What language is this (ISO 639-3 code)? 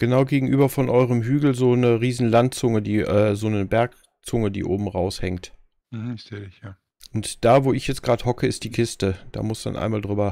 deu